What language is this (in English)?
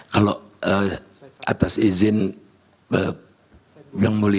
Indonesian